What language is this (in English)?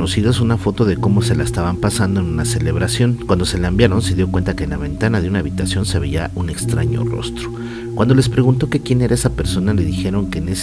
Spanish